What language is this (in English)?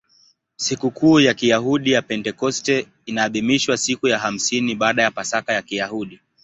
Swahili